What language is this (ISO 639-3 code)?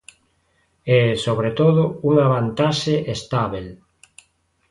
glg